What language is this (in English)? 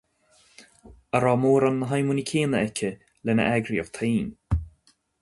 Irish